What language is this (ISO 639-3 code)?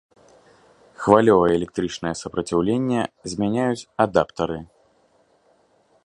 bel